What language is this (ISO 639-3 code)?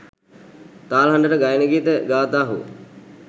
sin